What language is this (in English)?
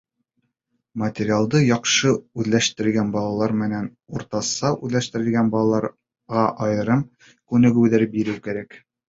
Bashkir